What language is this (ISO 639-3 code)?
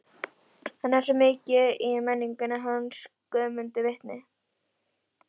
isl